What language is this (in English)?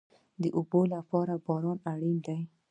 Pashto